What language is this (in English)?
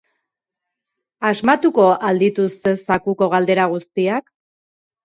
Basque